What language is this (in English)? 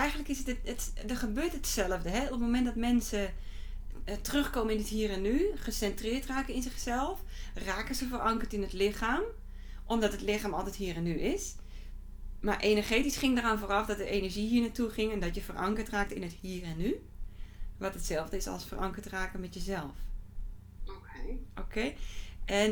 Dutch